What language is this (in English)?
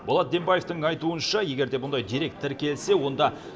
Kazakh